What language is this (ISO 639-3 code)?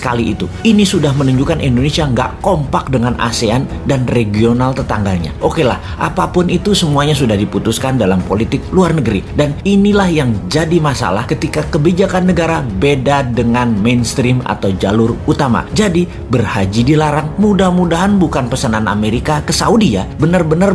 ind